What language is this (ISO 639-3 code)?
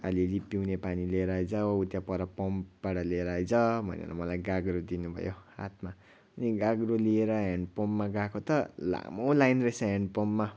nep